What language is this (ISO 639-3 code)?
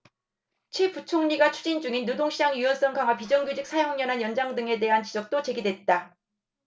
kor